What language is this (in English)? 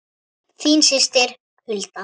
Icelandic